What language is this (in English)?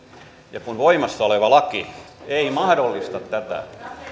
Finnish